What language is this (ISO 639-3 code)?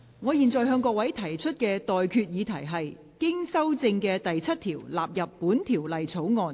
yue